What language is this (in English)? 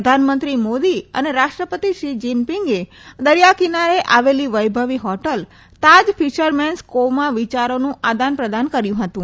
Gujarati